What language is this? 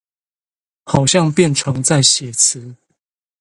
Chinese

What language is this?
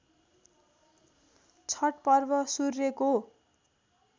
Nepali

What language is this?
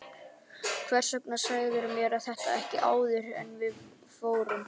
Icelandic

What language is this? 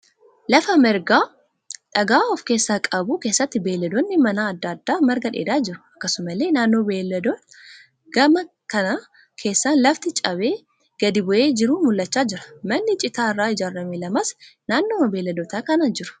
Oromo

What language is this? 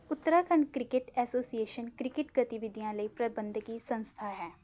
Punjabi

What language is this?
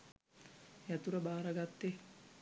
Sinhala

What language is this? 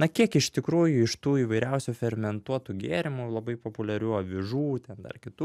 Lithuanian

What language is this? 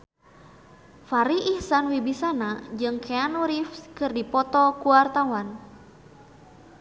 Sundanese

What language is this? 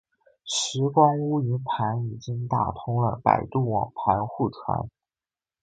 Chinese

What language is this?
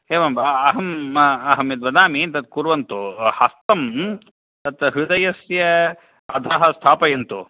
Sanskrit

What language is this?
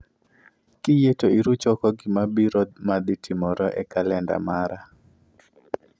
Luo (Kenya and Tanzania)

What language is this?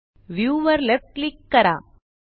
Marathi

